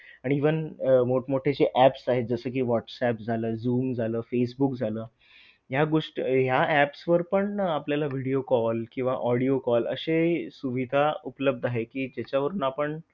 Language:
Marathi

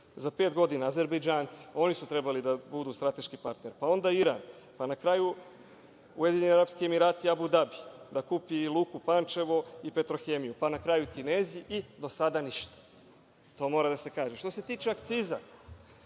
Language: Serbian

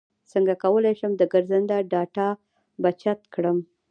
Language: Pashto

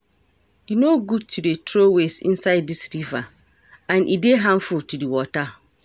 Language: Nigerian Pidgin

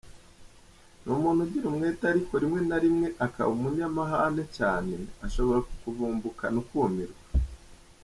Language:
Kinyarwanda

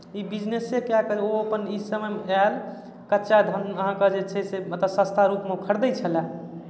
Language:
Maithili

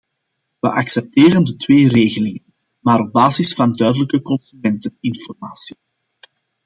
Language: Dutch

